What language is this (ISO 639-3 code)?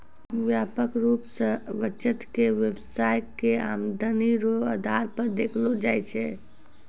mai